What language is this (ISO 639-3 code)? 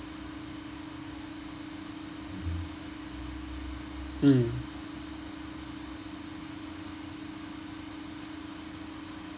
eng